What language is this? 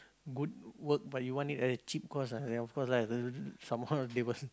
English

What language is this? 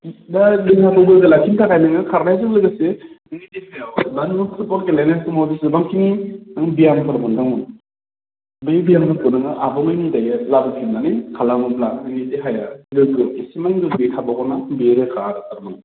Bodo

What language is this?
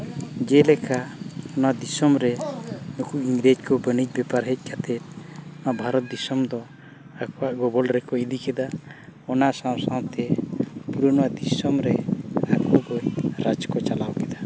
Santali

